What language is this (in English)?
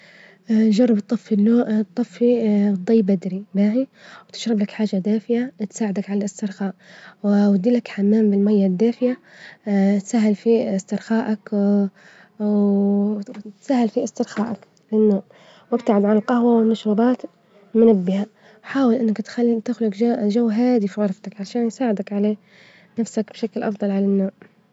Libyan Arabic